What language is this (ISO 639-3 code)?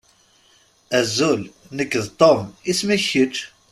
kab